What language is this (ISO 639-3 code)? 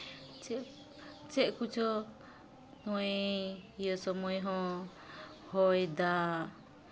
sat